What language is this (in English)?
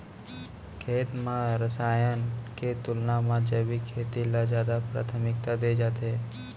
Chhattisgarhi